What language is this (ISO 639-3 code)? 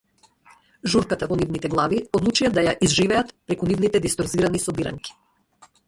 mkd